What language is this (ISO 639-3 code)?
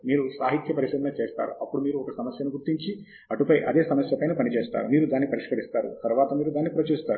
tel